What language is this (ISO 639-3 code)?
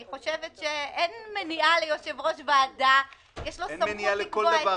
heb